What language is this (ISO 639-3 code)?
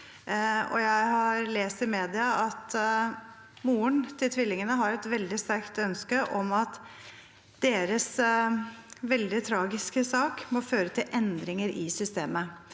nor